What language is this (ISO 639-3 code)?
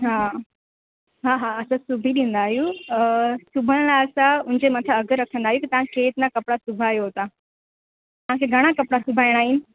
snd